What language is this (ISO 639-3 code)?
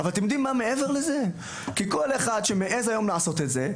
heb